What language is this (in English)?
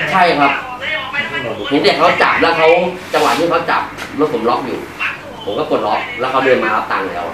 Thai